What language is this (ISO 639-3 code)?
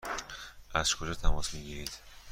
fas